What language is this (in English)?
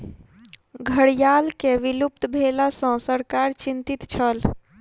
Maithili